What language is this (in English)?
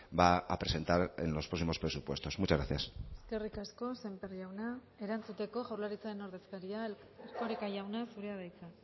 Basque